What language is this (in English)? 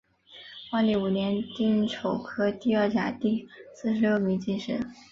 Chinese